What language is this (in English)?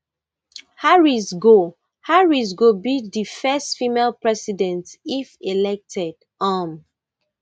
Nigerian Pidgin